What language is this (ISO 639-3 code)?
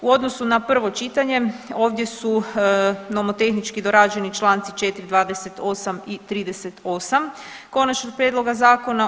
hrv